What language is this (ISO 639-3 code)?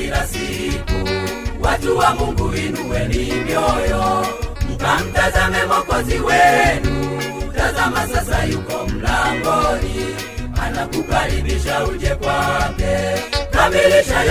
swa